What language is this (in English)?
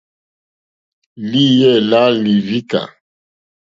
Mokpwe